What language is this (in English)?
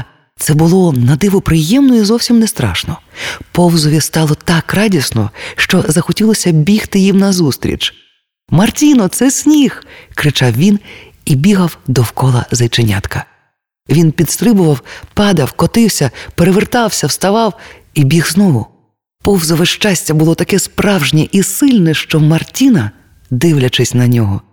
Ukrainian